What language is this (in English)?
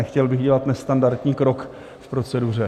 Czech